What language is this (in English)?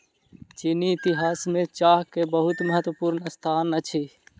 Maithili